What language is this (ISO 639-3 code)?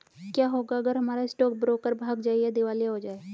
hin